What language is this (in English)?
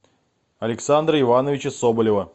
Russian